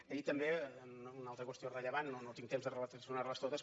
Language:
Catalan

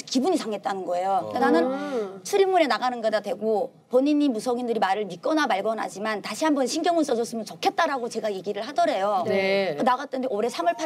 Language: Korean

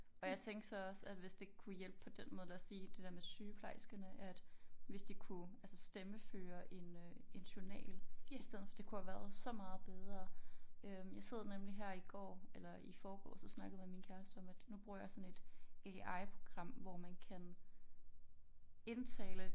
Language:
Danish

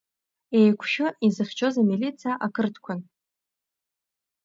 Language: Abkhazian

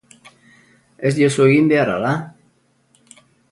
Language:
Basque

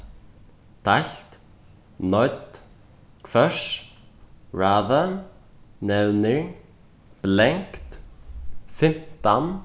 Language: Faroese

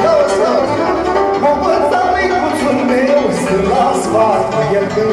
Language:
Greek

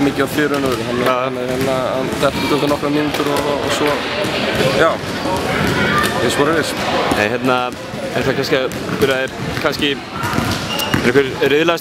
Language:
Dutch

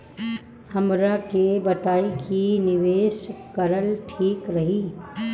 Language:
Bhojpuri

